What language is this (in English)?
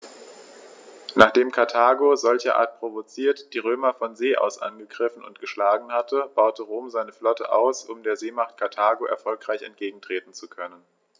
German